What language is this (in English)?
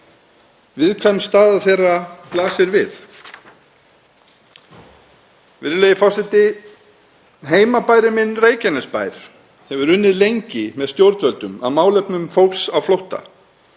Icelandic